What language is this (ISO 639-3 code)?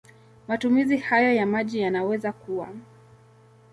swa